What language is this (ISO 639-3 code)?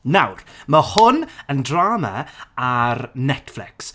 cym